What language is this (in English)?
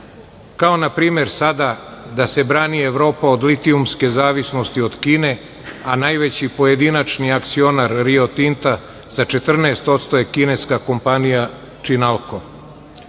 Serbian